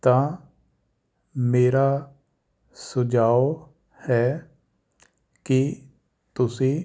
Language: Punjabi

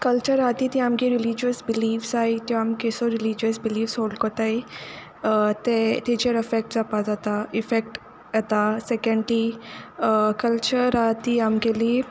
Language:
Konkani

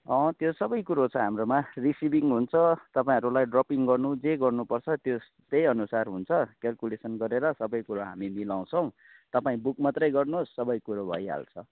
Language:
Nepali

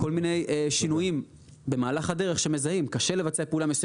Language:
Hebrew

